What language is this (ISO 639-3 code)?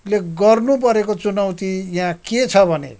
nep